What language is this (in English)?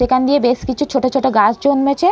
Bangla